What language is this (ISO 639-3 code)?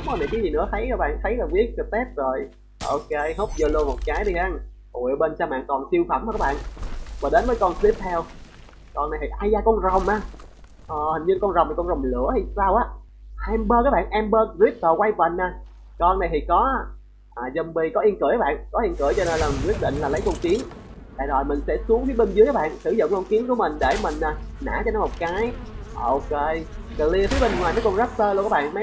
vie